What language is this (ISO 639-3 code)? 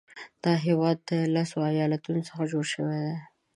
pus